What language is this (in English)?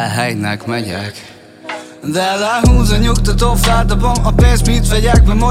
Hungarian